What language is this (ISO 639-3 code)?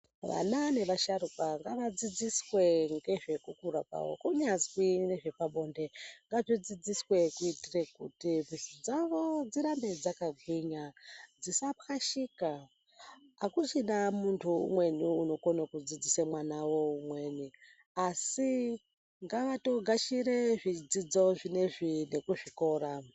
ndc